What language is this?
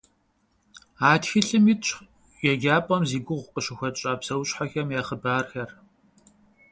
Kabardian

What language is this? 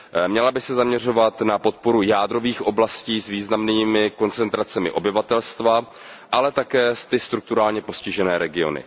Czech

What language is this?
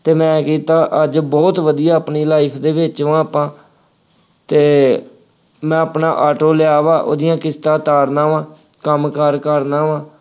Punjabi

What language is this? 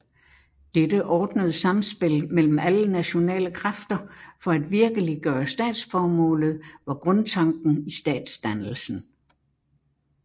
Danish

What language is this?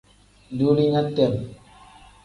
Tem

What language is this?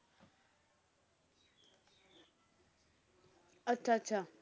Punjabi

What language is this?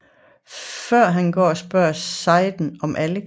Danish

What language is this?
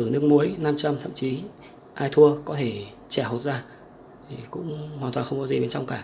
Vietnamese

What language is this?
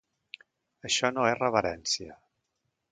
Catalan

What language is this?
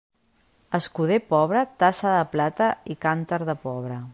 Catalan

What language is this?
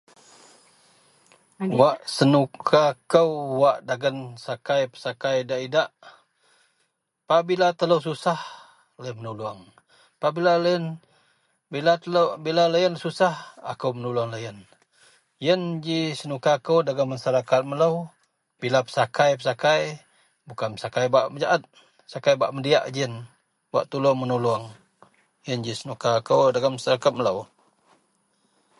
Central Melanau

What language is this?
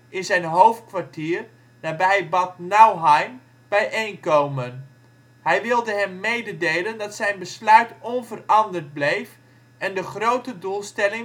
Dutch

